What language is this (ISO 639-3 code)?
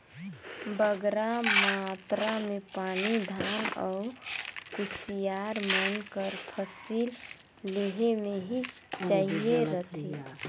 hne